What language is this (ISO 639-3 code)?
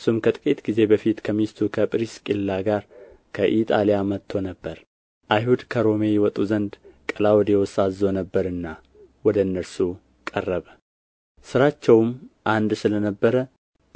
amh